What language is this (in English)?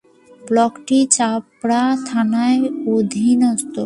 Bangla